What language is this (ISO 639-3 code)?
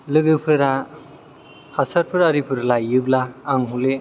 brx